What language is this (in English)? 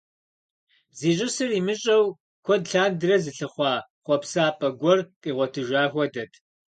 Kabardian